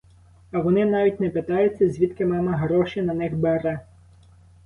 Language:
Ukrainian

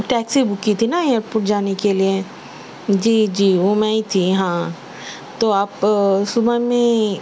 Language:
Urdu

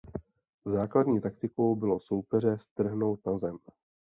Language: Czech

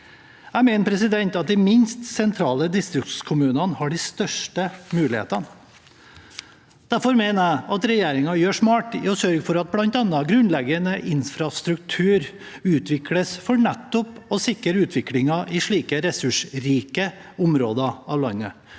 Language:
Norwegian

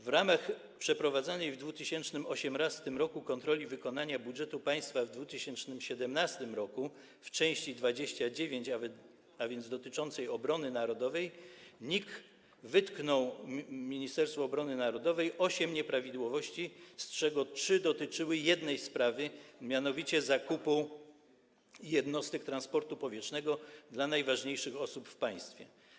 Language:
Polish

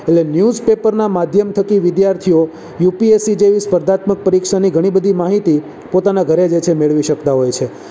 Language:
Gujarati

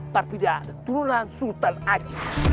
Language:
Indonesian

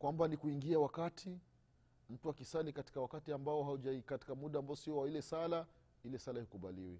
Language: Swahili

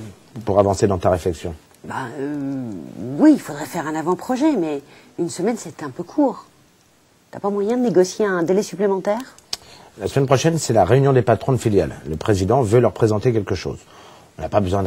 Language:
French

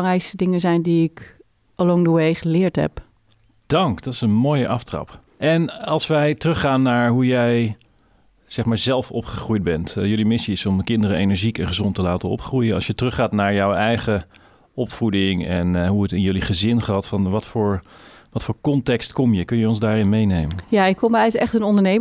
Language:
Dutch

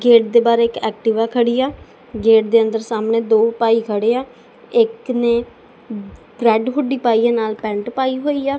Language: Punjabi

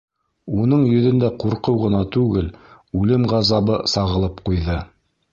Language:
Bashkir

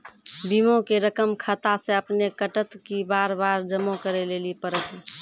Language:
Maithili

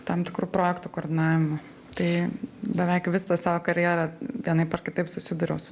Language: Lithuanian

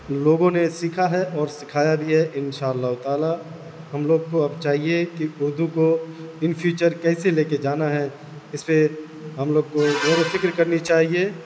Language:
Urdu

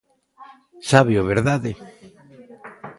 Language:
Galician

